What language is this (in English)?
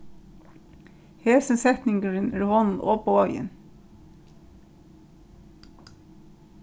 Faroese